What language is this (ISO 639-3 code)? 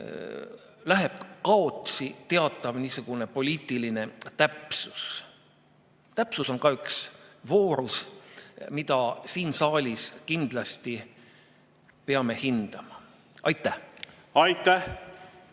est